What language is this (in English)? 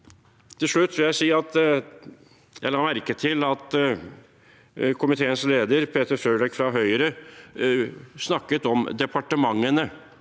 Norwegian